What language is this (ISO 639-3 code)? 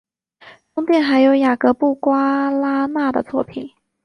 zho